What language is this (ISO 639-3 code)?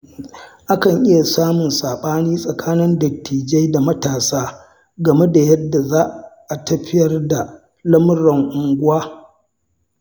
hau